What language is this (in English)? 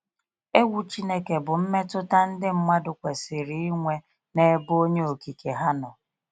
Igbo